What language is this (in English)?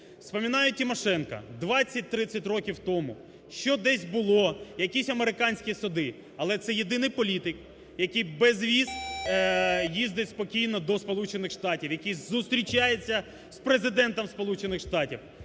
Ukrainian